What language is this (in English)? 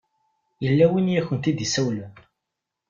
Kabyle